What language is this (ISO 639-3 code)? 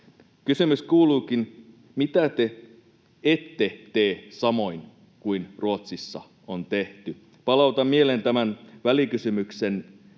fin